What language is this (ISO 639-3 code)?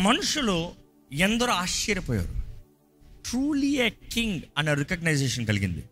tel